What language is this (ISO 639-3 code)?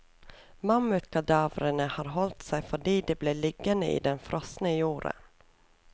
nor